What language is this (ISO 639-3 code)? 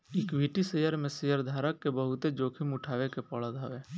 bho